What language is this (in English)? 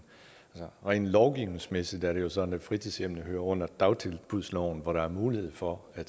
Danish